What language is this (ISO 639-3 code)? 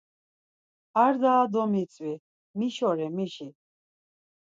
lzz